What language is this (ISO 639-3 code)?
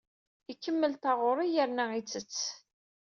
kab